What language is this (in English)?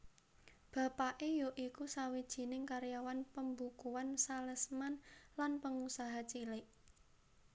Javanese